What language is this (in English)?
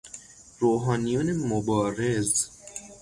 Persian